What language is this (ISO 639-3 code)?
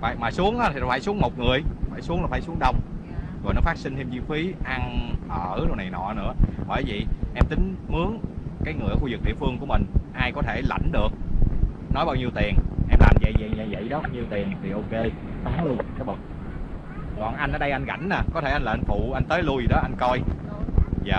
vie